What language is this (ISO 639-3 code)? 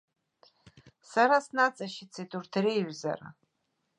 abk